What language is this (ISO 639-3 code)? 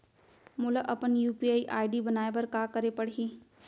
hne